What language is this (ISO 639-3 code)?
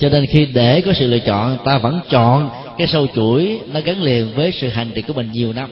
vie